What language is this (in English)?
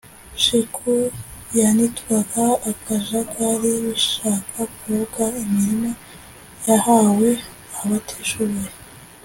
Kinyarwanda